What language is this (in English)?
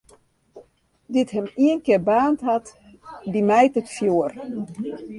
Western Frisian